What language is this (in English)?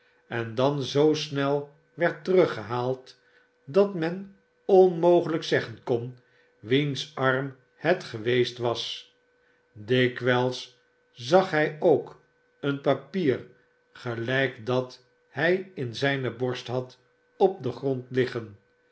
Dutch